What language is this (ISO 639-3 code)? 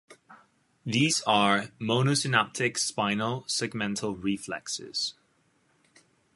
eng